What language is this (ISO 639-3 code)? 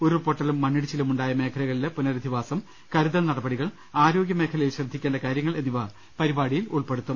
mal